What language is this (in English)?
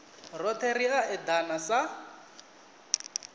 Venda